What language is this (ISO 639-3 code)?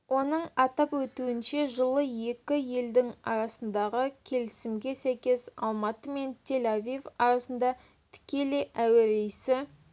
kaz